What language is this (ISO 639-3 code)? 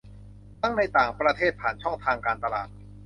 tha